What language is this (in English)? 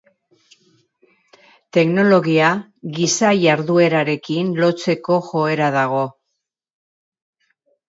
Basque